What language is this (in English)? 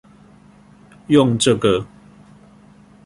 Chinese